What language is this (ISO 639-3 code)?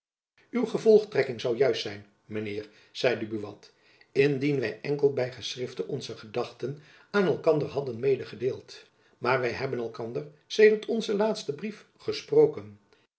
nld